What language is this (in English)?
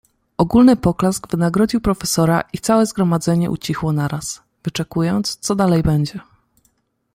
Polish